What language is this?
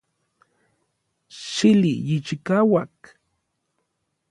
Orizaba Nahuatl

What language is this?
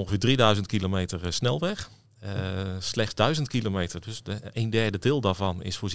Dutch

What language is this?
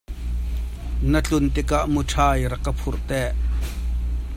Hakha Chin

